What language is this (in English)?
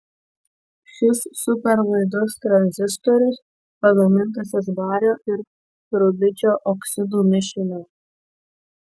Lithuanian